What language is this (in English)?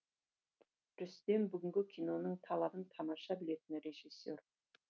Kazakh